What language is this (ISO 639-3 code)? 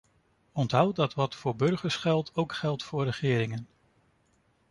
nld